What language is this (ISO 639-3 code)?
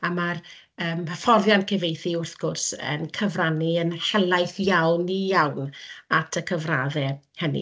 cym